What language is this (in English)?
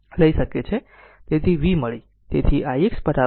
Gujarati